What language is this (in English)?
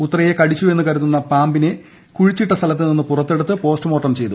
Malayalam